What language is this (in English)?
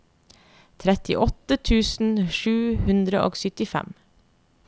Norwegian